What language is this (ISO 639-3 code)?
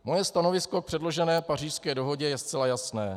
ces